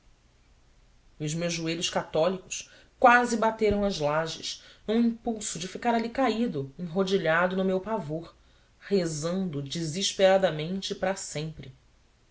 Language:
Portuguese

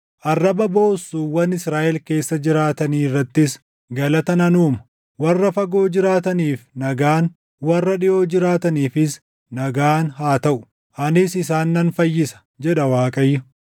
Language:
Oromo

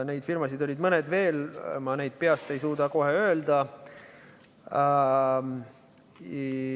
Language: Estonian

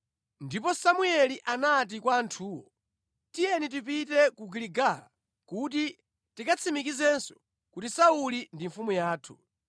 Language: Nyanja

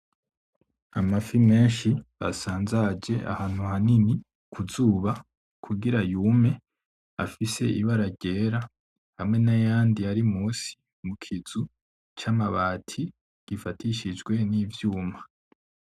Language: Rundi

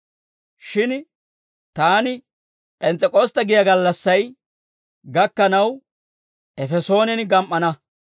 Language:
Dawro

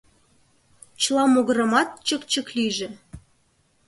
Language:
Mari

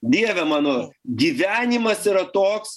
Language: Lithuanian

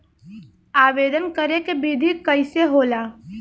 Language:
Bhojpuri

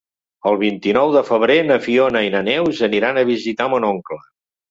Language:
Catalan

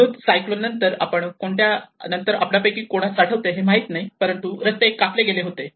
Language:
Marathi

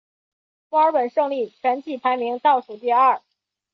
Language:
Chinese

